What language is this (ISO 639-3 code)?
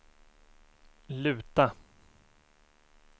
swe